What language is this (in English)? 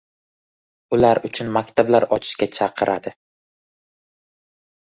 Uzbek